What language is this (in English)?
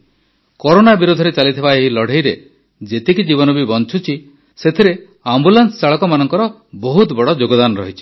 Odia